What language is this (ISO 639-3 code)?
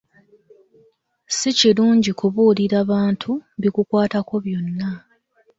lug